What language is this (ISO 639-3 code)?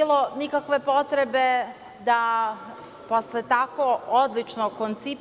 srp